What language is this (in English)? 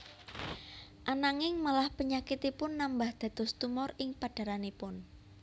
Javanese